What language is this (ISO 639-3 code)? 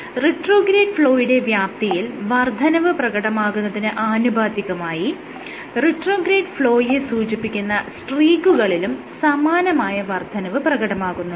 mal